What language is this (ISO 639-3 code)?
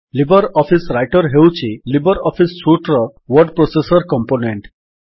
ori